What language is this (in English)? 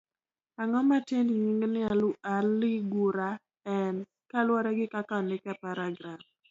Luo (Kenya and Tanzania)